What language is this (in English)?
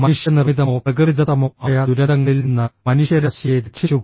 Malayalam